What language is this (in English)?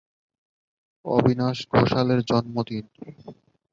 Bangla